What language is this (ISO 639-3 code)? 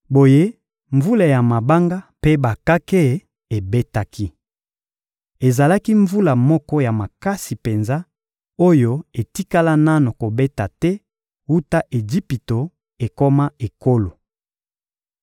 lin